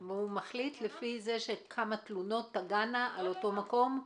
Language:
Hebrew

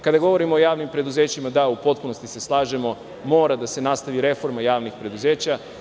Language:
Serbian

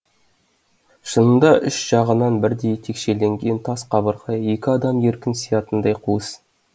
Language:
Kazakh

